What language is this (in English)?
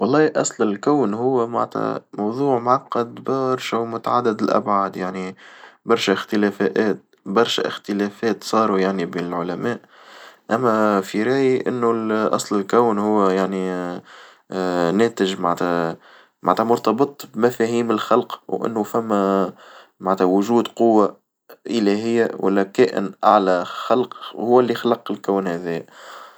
Tunisian Arabic